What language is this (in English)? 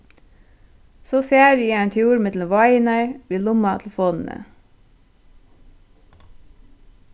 Faroese